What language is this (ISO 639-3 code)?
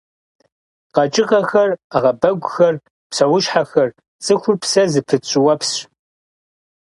kbd